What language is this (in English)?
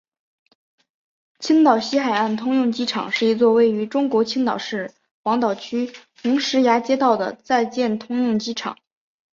Chinese